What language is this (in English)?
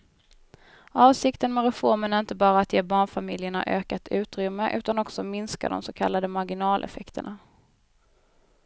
Swedish